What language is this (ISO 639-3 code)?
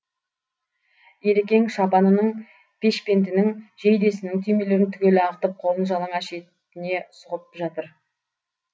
kaz